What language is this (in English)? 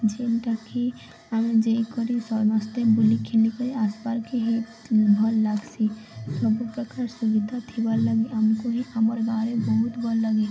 Odia